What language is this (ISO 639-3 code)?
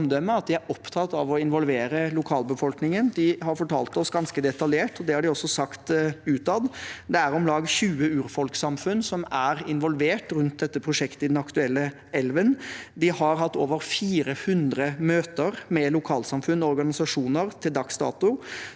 nor